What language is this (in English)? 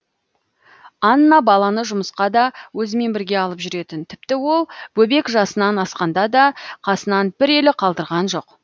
Kazakh